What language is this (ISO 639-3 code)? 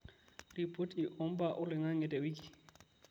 mas